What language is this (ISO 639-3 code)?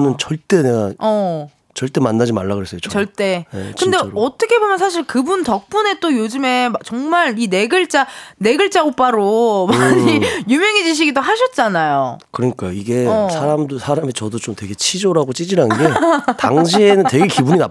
kor